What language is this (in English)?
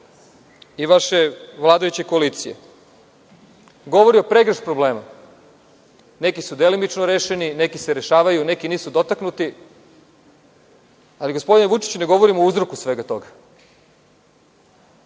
Serbian